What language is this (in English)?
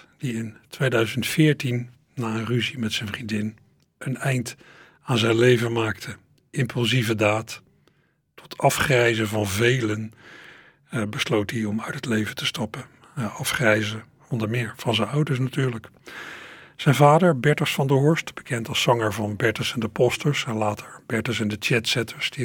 Dutch